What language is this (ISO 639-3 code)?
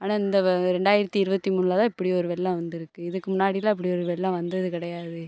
tam